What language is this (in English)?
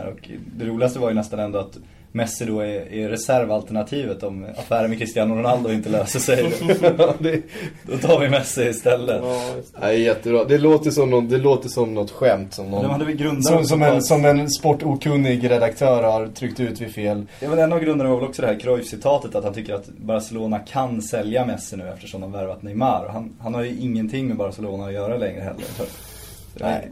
Swedish